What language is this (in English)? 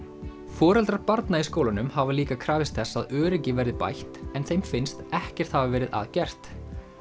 Icelandic